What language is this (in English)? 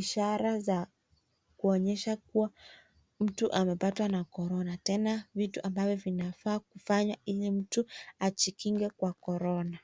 Swahili